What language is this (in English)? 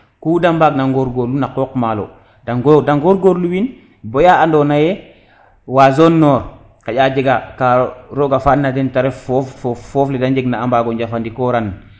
Serer